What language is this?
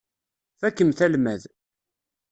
Kabyle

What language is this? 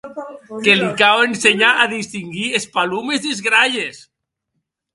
Occitan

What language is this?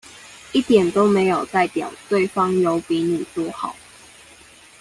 Chinese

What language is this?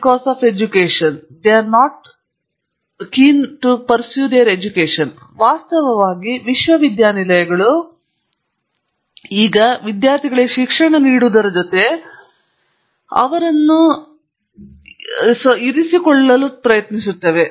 Kannada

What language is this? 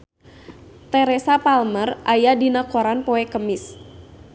Sundanese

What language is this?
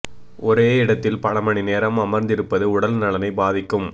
Tamil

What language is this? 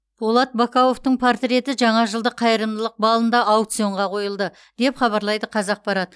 Kazakh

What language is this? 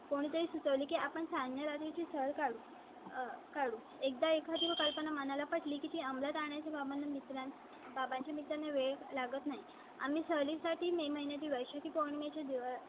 Marathi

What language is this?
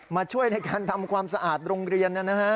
Thai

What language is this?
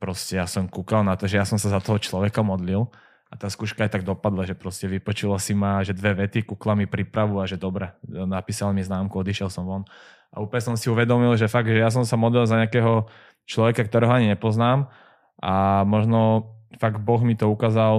Slovak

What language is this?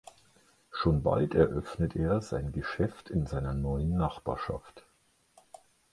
German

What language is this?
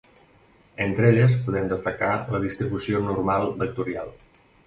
Catalan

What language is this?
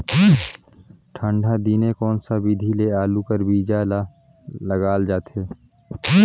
Chhattisgarhi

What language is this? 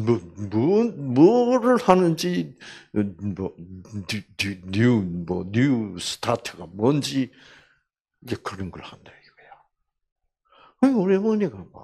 Korean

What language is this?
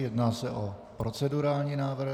Czech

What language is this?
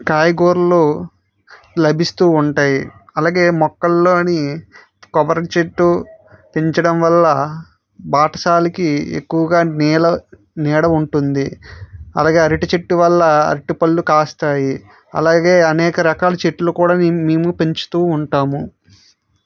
Telugu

